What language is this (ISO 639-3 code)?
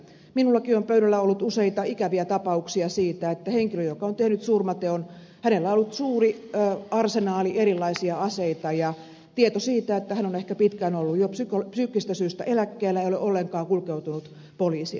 fin